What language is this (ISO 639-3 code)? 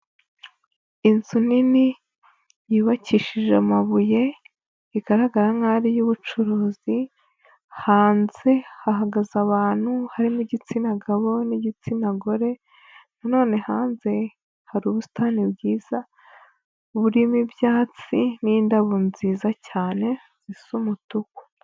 kin